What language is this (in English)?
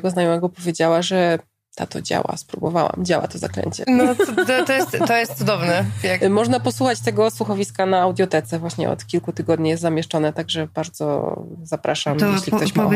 Polish